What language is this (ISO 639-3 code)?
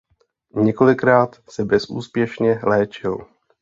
ces